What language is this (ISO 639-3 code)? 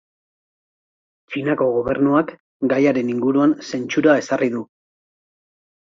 eus